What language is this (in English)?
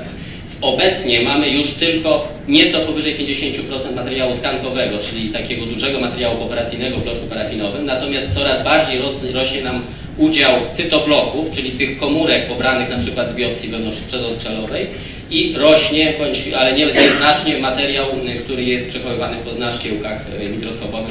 Polish